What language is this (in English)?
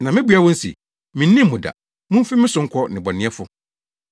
Akan